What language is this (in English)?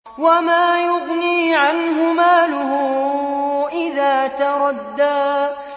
Arabic